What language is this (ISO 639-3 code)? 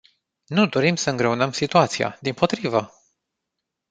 ron